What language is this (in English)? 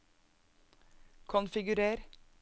Norwegian